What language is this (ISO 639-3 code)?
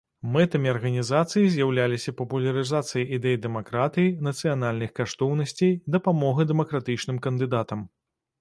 bel